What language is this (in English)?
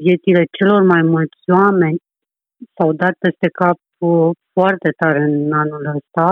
Romanian